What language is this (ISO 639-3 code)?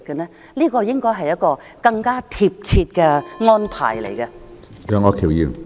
yue